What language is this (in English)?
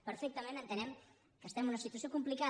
Catalan